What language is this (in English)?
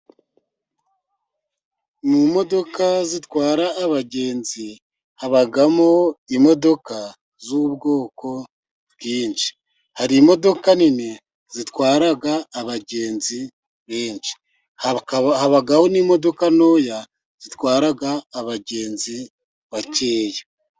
Kinyarwanda